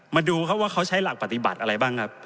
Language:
Thai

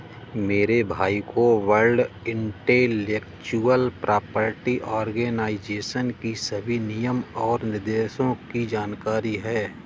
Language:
Hindi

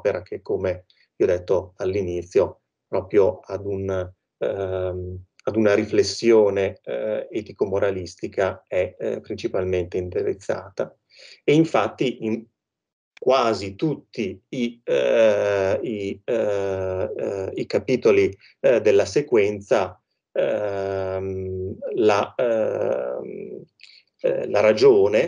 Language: Italian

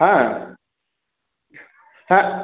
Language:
Bangla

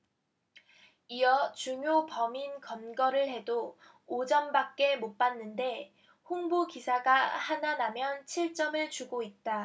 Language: Korean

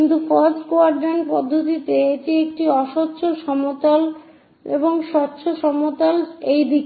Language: Bangla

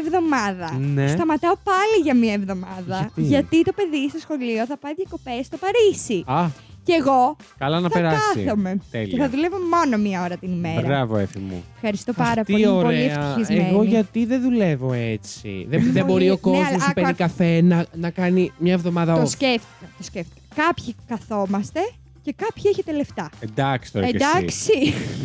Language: Greek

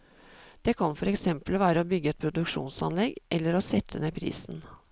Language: Norwegian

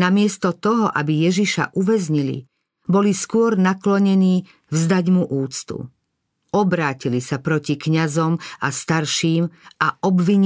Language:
Slovak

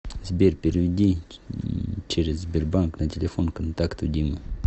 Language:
Russian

